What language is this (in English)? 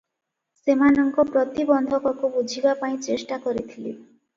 Odia